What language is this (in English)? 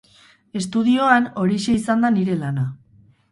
Basque